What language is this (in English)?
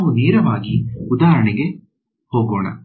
Kannada